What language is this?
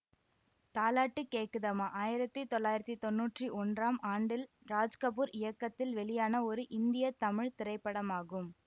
Tamil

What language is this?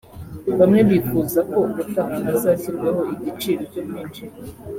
Kinyarwanda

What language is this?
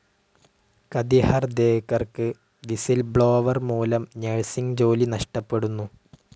Malayalam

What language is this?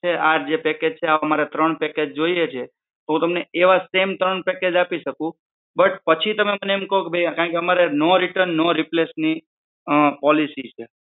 Gujarati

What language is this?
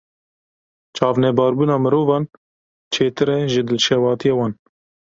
Kurdish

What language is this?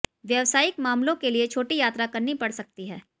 Hindi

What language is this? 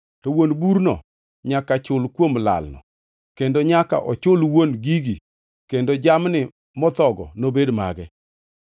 Luo (Kenya and Tanzania)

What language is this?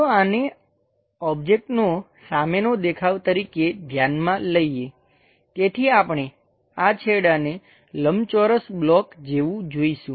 Gujarati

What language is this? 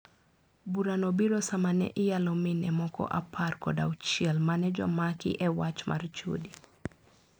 Luo (Kenya and Tanzania)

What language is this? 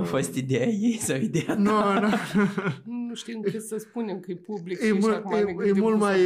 Romanian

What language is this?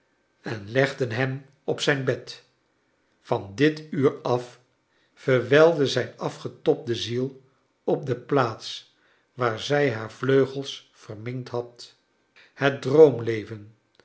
Dutch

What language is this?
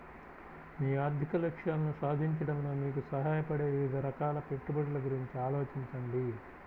Telugu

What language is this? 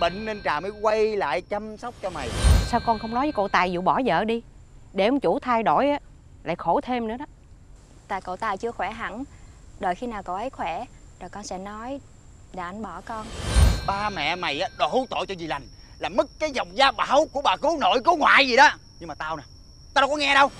Vietnamese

